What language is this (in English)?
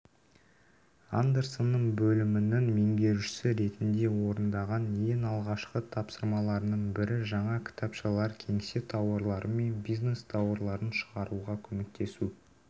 Kazakh